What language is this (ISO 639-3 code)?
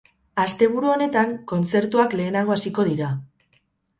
eus